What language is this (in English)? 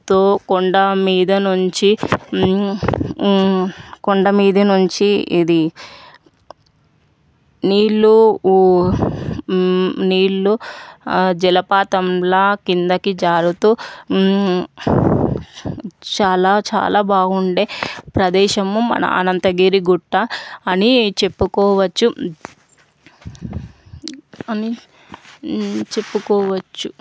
Telugu